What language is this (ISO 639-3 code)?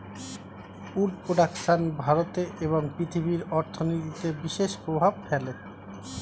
ben